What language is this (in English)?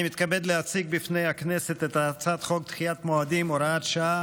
Hebrew